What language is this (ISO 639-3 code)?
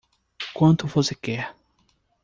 por